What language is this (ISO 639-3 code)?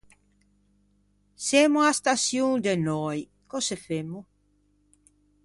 lij